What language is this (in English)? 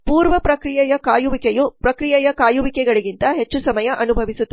Kannada